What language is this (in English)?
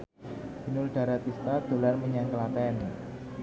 Javanese